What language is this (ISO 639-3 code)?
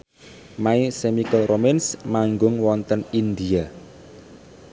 jav